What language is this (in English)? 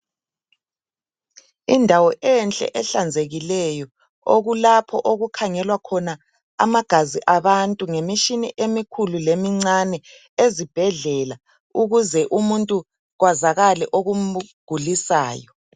North Ndebele